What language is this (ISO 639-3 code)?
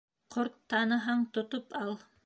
bak